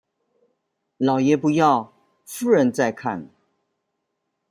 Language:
Chinese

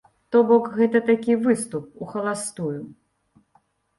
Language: Belarusian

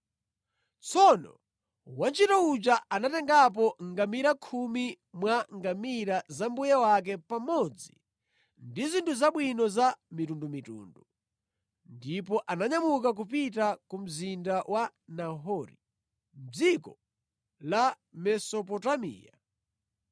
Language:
Nyanja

